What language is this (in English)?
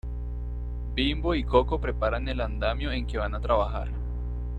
Spanish